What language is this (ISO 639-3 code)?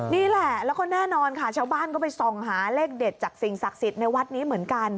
tha